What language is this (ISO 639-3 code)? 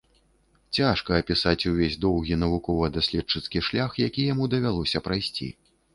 bel